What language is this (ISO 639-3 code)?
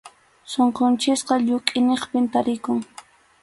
qxu